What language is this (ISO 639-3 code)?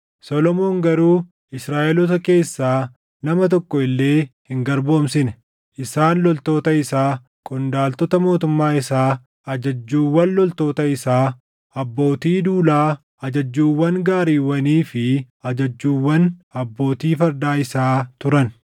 orm